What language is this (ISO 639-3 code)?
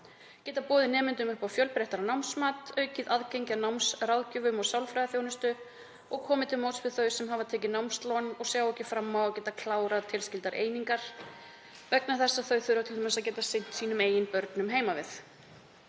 isl